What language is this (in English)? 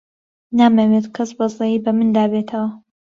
Central Kurdish